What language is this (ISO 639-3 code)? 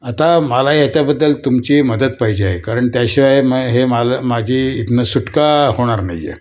mar